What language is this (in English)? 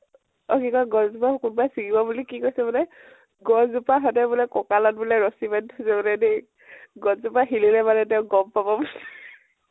Assamese